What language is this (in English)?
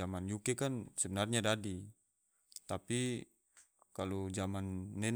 Tidore